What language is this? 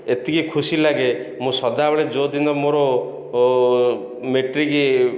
Odia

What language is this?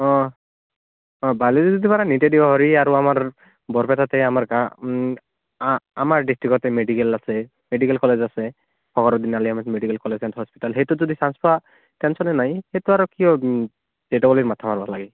Assamese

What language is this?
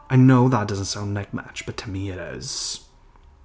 English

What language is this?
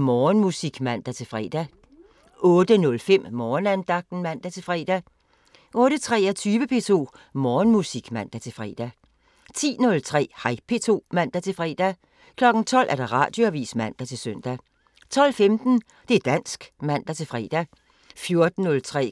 Danish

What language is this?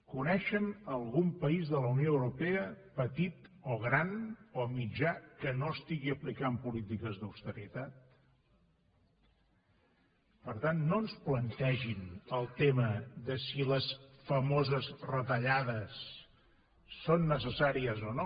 Catalan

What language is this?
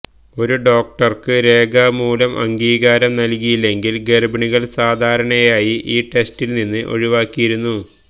Malayalam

